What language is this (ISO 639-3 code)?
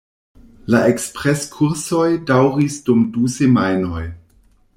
epo